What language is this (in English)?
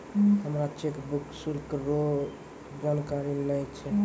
Maithili